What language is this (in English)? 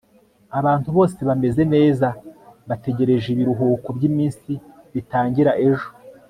Kinyarwanda